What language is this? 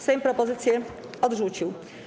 Polish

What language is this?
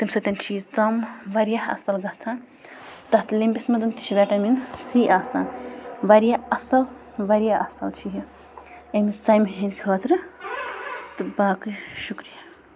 Kashmiri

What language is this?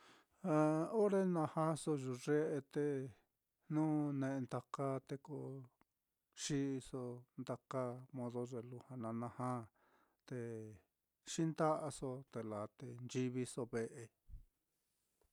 Mitlatongo Mixtec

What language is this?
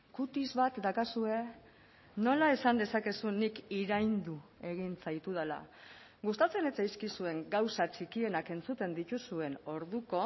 Basque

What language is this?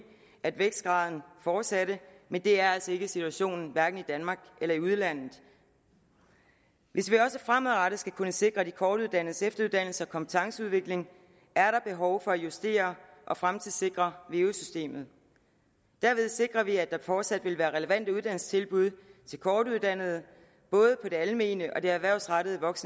Danish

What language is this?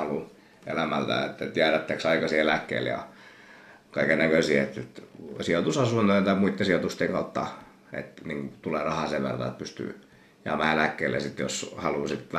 Finnish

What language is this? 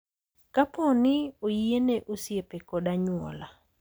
Luo (Kenya and Tanzania)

